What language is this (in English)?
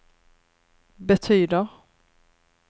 Swedish